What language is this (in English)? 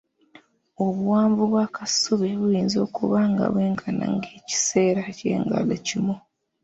Ganda